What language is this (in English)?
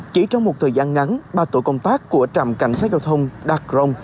Vietnamese